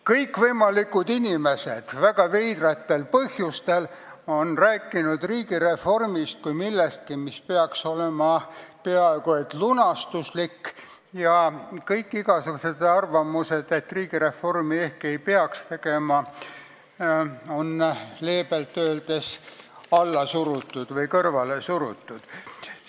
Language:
Estonian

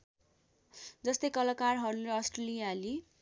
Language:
Nepali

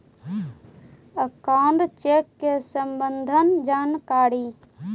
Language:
Magahi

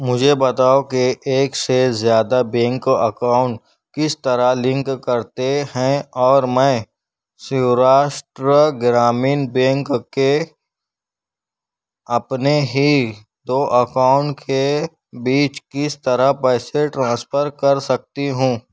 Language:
Urdu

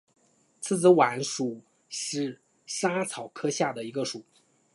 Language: Chinese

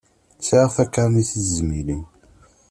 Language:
Kabyle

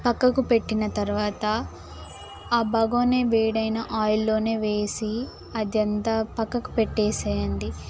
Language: Telugu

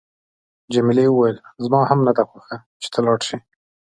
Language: Pashto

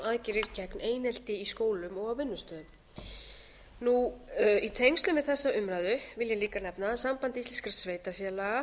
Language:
Icelandic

